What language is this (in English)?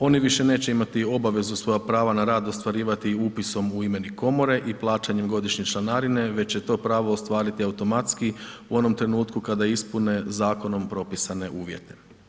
Croatian